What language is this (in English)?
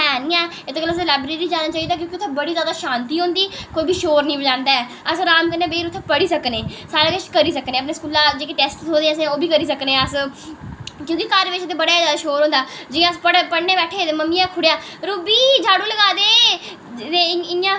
Dogri